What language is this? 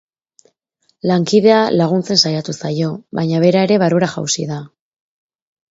Basque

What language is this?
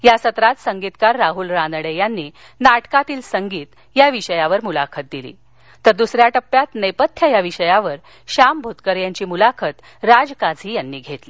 Marathi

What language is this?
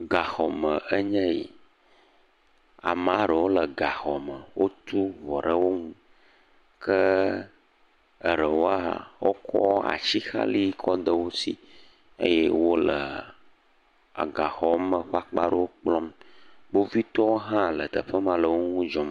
Ewe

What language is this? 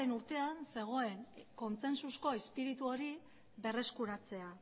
Basque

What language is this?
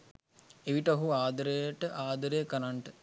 Sinhala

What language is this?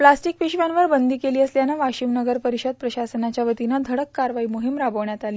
Marathi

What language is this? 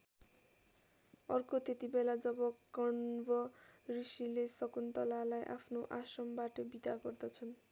Nepali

